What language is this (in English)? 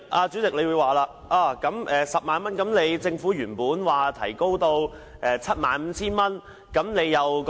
Cantonese